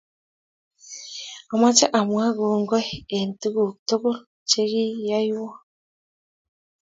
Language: Kalenjin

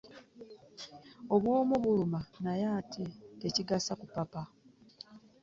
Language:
Ganda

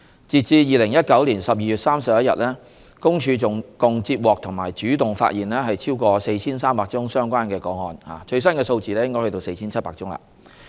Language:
Cantonese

